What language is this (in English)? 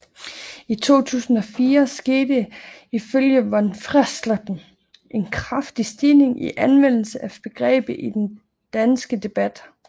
Danish